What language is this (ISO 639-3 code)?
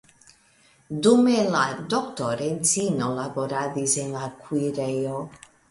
epo